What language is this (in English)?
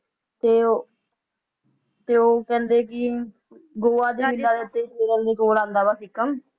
Punjabi